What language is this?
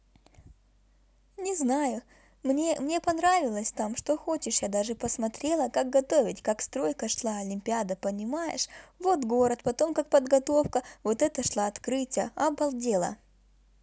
Russian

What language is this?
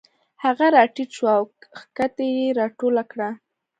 Pashto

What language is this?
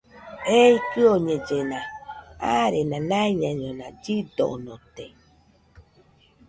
Nüpode Huitoto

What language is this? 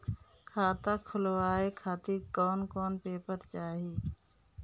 Bhojpuri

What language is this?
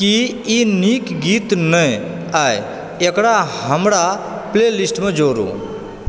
Maithili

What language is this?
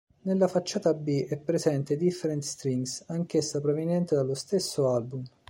Italian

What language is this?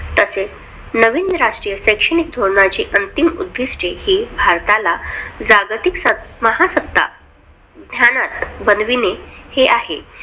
Marathi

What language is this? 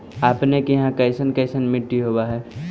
Magahi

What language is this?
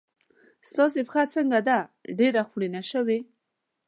Pashto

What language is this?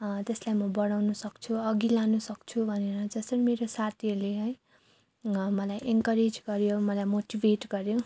Nepali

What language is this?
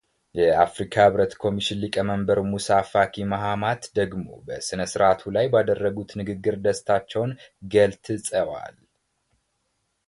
Amharic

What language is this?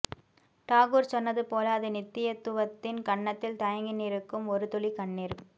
Tamil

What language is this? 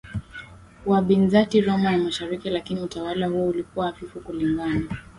Swahili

